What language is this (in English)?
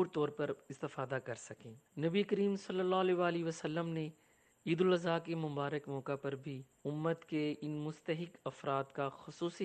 Urdu